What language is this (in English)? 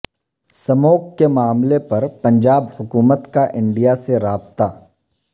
Urdu